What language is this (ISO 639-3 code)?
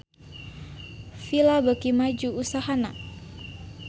sun